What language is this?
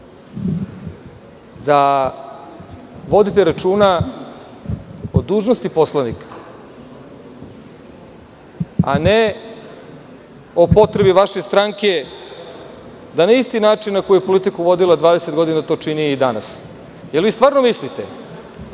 Serbian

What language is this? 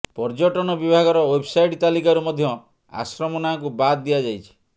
Odia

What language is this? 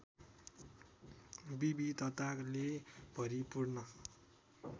Nepali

